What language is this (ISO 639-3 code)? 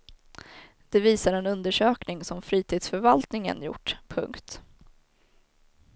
swe